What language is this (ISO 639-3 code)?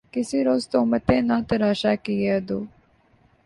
urd